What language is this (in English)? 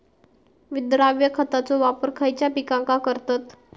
Marathi